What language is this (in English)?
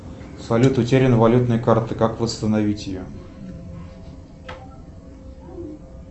Russian